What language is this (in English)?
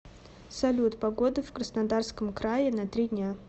Russian